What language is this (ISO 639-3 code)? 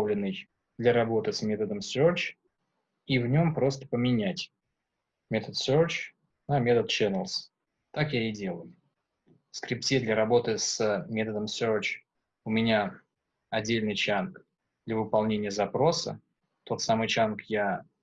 rus